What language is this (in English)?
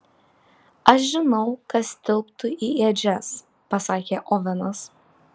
Lithuanian